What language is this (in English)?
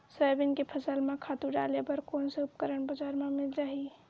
Chhattisgarhi